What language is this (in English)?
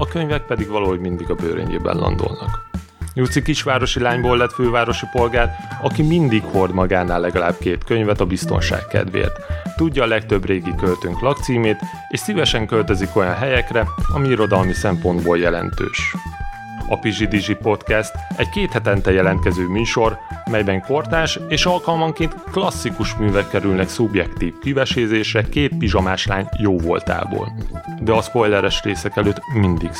Hungarian